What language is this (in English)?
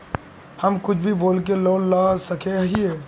Magahi